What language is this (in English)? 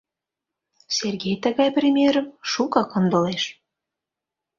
Mari